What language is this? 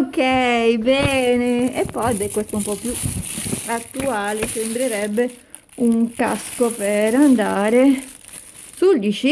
Italian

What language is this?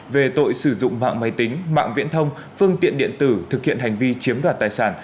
Vietnamese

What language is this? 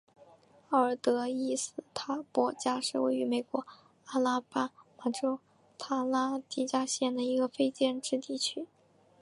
Chinese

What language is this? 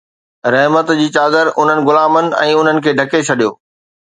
Sindhi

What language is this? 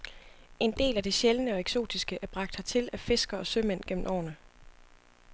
Danish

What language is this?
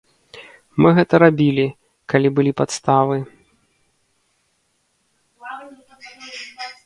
Belarusian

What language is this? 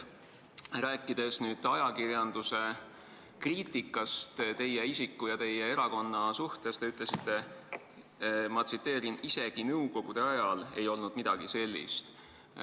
Estonian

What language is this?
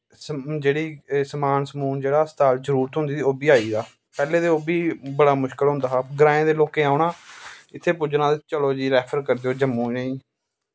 Dogri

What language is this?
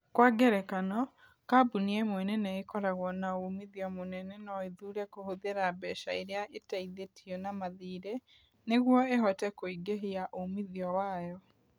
Kikuyu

